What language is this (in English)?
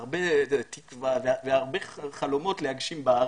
Hebrew